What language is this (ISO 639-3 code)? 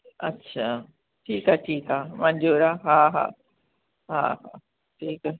snd